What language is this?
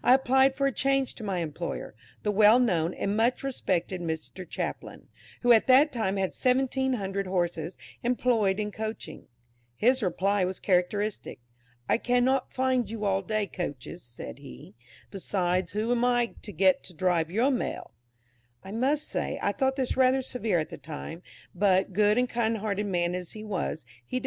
English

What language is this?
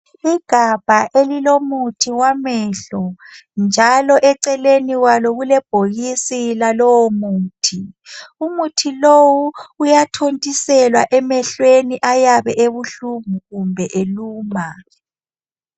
North Ndebele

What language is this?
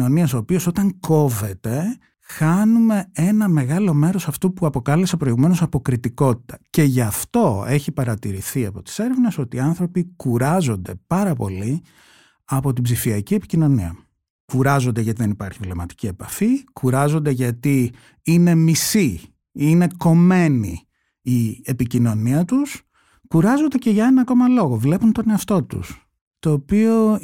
Greek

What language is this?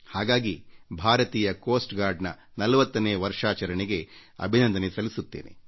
Kannada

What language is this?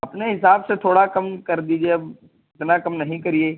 Urdu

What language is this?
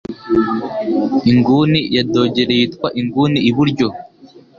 Kinyarwanda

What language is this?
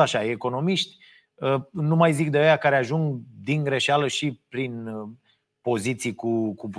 Romanian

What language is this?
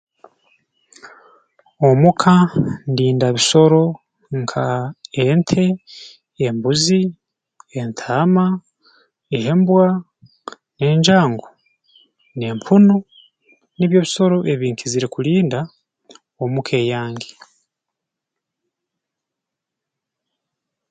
Tooro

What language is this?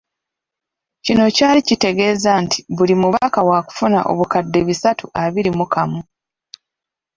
Ganda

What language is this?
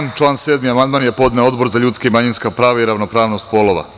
Serbian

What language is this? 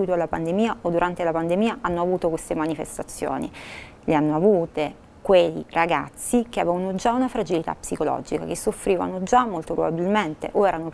Italian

